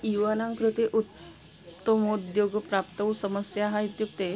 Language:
Sanskrit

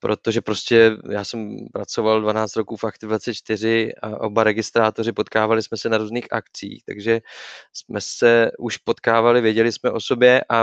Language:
Czech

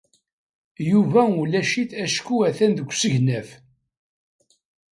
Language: Kabyle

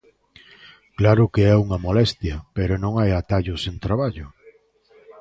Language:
Galician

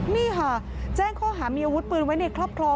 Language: Thai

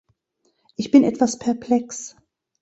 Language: German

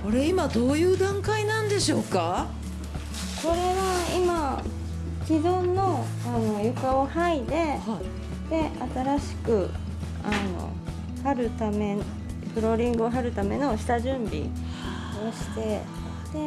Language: Japanese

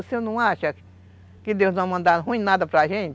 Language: Portuguese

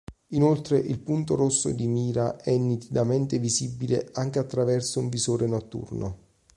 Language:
Italian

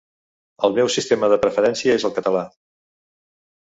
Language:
Catalan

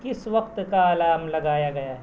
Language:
Urdu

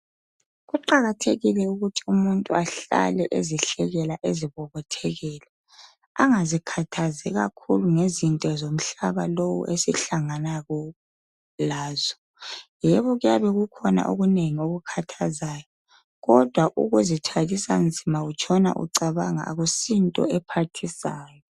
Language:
North Ndebele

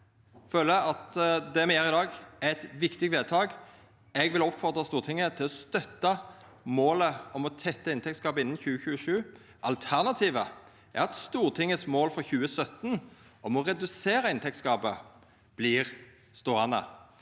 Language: Norwegian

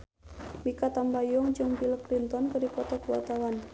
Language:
Sundanese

